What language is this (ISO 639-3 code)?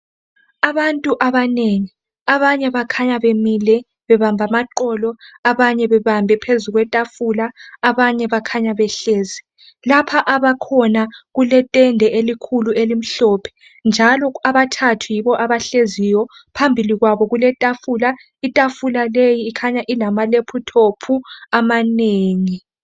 nde